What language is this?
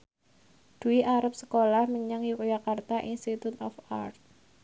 Javanese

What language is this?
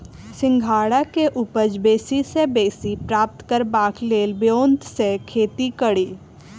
Maithili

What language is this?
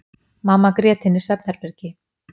Icelandic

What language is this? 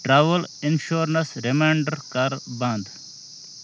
Kashmiri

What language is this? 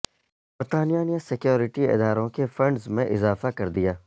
Urdu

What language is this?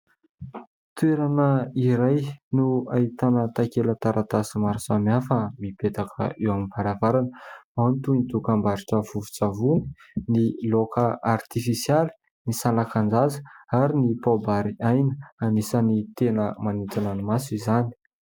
Malagasy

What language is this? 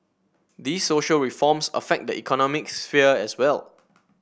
English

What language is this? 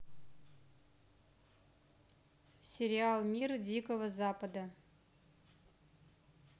Russian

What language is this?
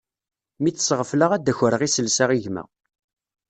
Kabyle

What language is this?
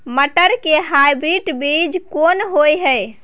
Maithili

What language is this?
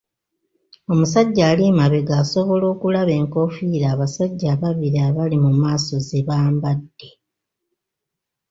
Ganda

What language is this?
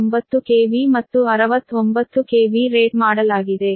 Kannada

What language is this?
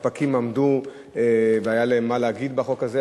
Hebrew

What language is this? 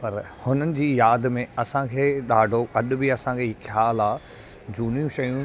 Sindhi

